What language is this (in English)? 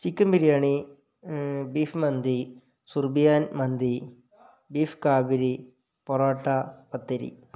Malayalam